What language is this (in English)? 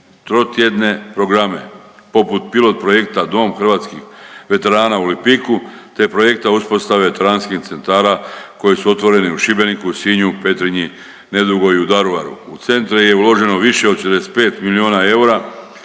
Croatian